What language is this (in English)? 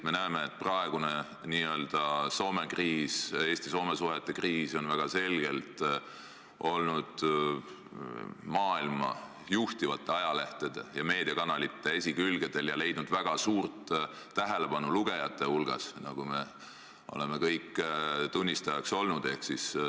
Estonian